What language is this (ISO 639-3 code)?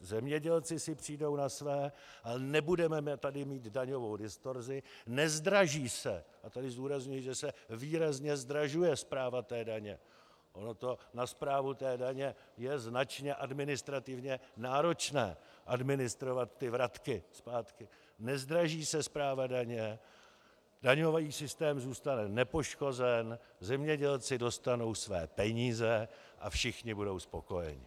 ces